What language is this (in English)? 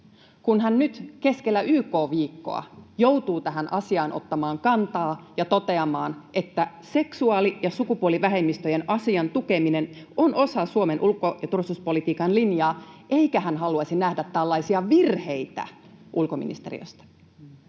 Finnish